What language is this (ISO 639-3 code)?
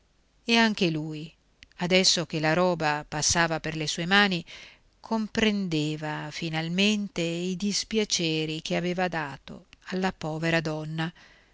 ita